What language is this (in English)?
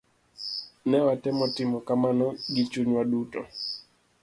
Luo (Kenya and Tanzania)